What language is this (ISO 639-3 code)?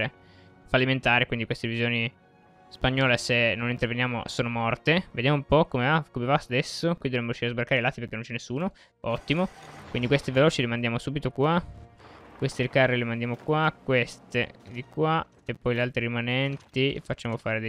ita